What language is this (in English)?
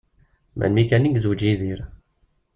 Kabyle